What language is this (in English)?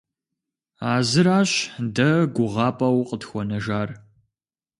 Kabardian